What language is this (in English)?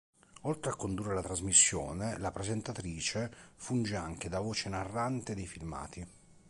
Italian